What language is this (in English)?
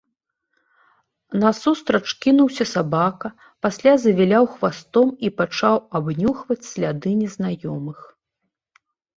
Belarusian